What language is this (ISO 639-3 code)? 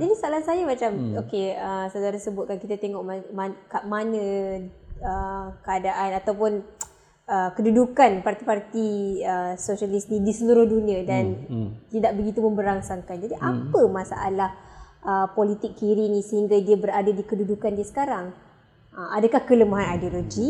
msa